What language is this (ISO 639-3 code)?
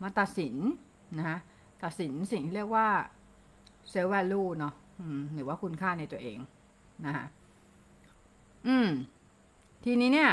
tha